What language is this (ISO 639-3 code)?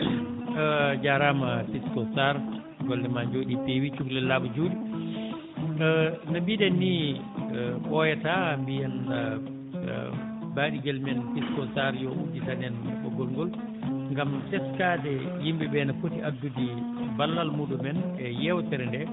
ful